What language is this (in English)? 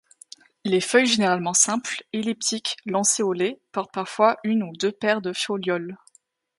French